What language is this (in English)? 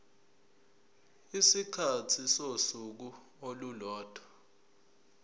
Zulu